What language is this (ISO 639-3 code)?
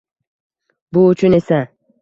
uzb